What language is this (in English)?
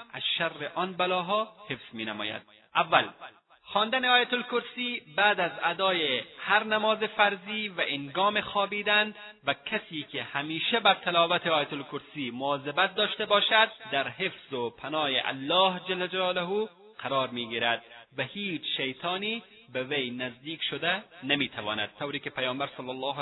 Persian